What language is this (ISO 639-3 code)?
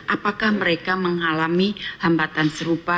ind